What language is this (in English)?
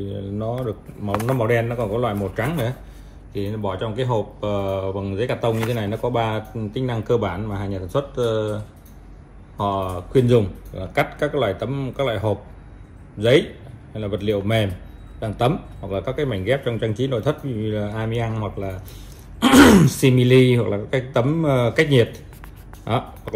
Vietnamese